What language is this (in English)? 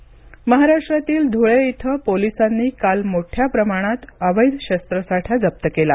Marathi